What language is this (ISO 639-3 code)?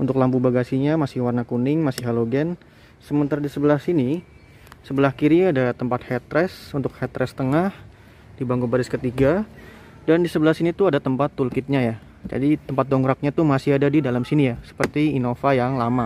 ind